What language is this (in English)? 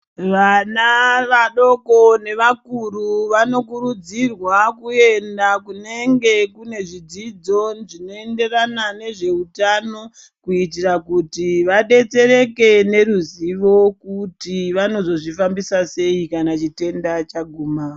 Ndau